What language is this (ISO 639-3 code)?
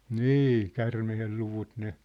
fin